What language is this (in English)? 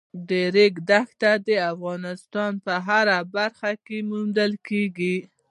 Pashto